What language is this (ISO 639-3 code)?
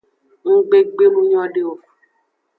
ajg